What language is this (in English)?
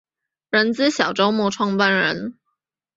Chinese